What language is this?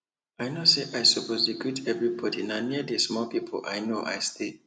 Nigerian Pidgin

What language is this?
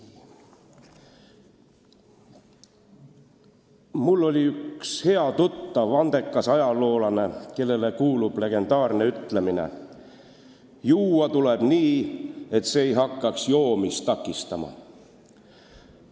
Estonian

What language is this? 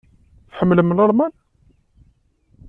Kabyle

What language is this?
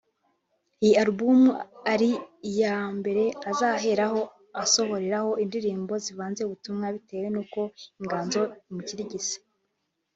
Kinyarwanda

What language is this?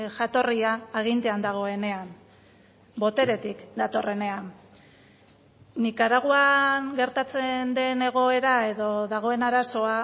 Basque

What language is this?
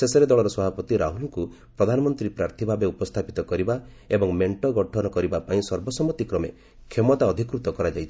Odia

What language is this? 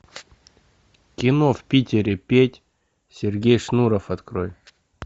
Russian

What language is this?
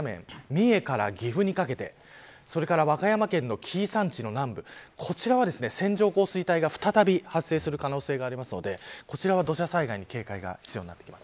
Japanese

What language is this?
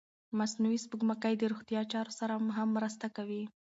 Pashto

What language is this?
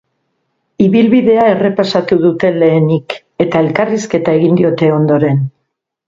Basque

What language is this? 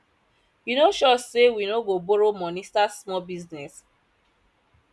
Nigerian Pidgin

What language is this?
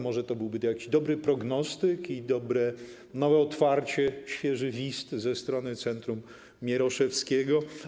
Polish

